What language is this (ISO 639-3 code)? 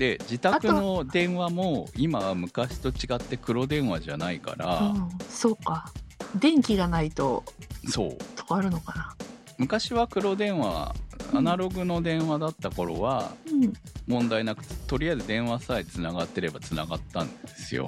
jpn